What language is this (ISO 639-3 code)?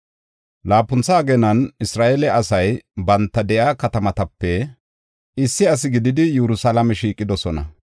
gof